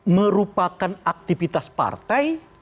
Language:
Indonesian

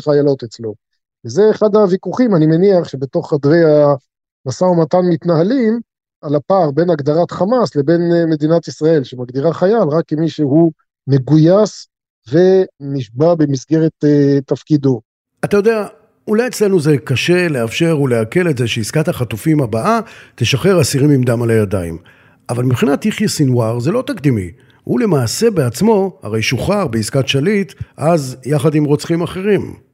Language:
Hebrew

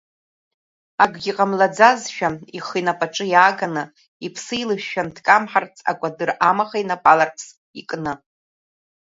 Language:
Abkhazian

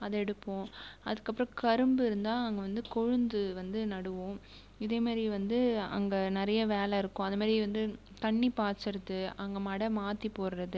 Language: Tamil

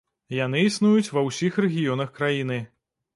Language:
Belarusian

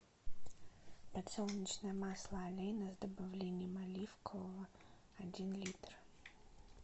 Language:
Russian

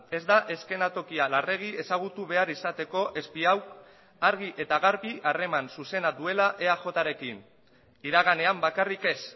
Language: Basque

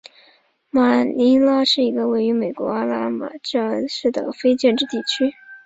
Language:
Chinese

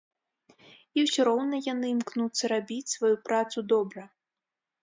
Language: Belarusian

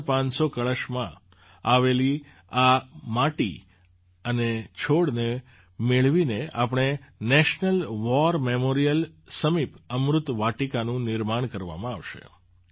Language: Gujarati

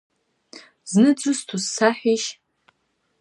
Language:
Abkhazian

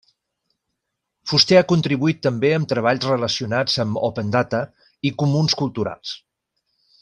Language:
Catalan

